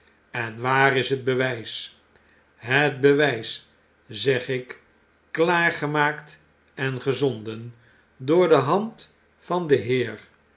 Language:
Dutch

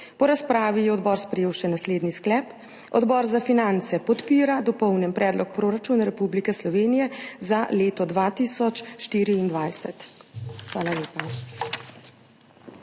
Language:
Slovenian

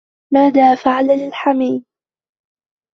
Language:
Arabic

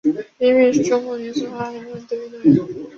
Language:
Chinese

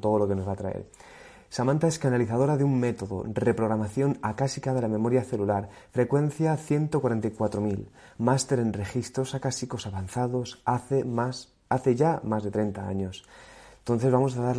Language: Spanish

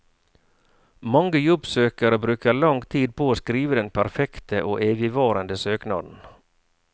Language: Norwegian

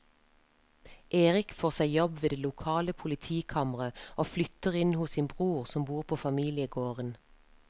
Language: Norwegian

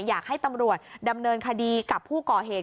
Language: Thai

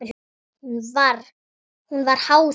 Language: Icelandic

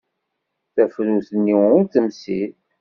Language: Kabyle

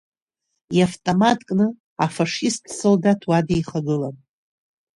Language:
Abkhazian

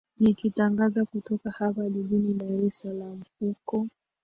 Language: Swahili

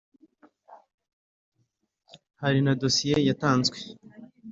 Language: Kinyarwanda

